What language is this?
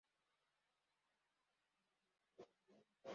Kinyarwanda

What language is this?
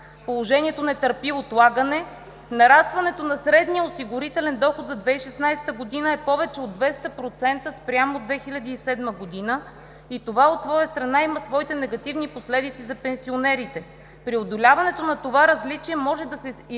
Bulgarian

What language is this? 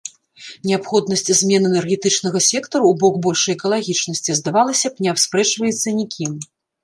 Belarusian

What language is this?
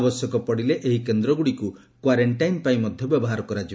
Odia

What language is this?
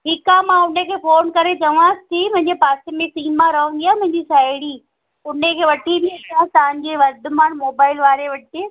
Sindhi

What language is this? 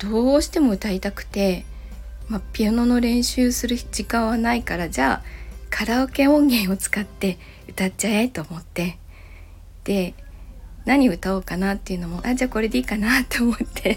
Japanese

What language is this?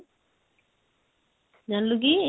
Odia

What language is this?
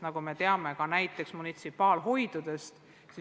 Estonian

